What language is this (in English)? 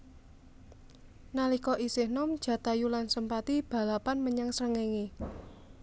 Javanese